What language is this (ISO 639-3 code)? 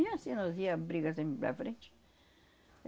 por